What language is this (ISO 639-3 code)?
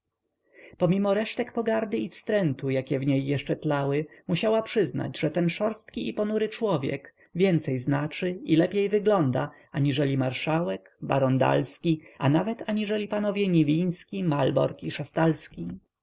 pol